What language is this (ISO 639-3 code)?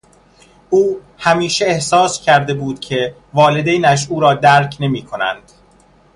fas